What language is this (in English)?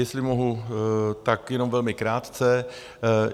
Czech